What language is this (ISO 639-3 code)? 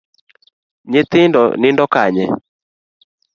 luo